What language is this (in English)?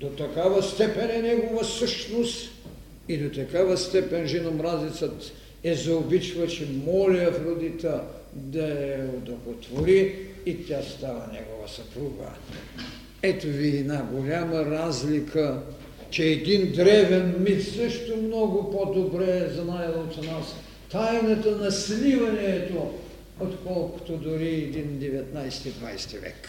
Bulgarian